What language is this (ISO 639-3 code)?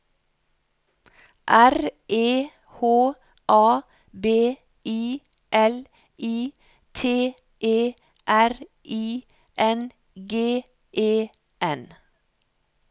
nor